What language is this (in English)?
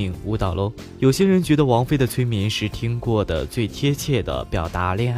Chinese